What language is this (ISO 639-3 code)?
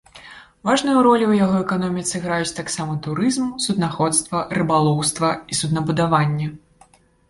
bel